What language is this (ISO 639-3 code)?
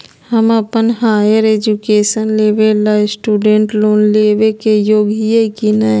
mag